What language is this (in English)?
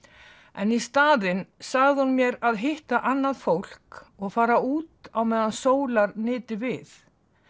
Icelandic